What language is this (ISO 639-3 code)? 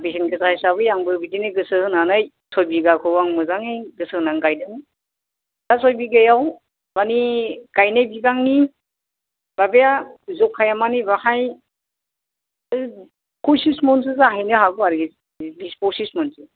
brx